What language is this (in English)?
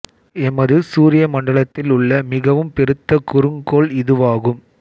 Tamil